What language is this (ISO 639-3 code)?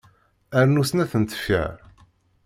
kab